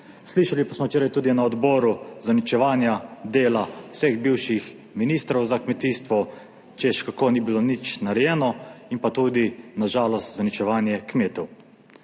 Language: Slovenian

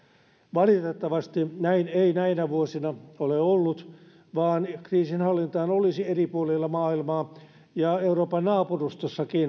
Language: Finnish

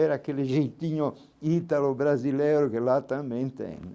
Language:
Portuguese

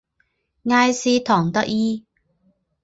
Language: Chinese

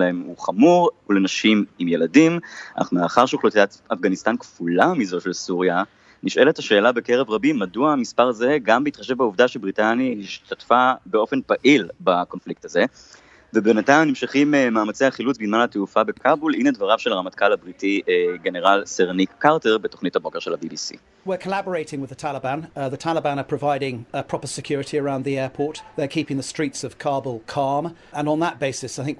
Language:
Hebrew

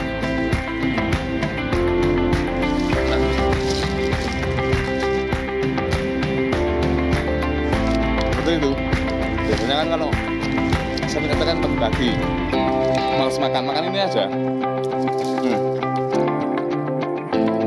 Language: Indonesian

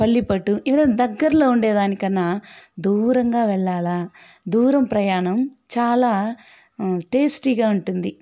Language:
Telugu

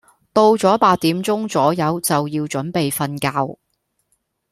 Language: Cantonese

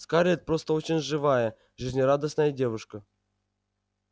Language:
Russian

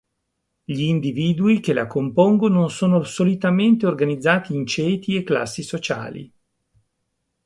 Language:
Italian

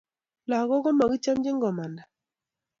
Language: Kalenjin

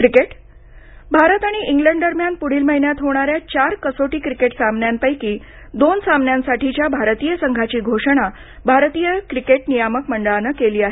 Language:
Marathi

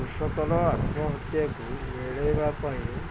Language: Odia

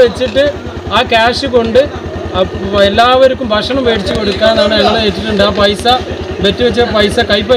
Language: Arabic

